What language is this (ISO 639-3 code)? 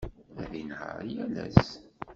kab